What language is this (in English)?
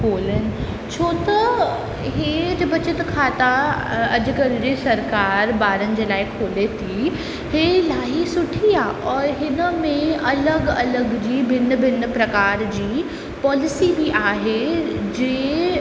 Sindhi